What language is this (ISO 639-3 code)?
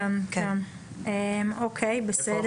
heb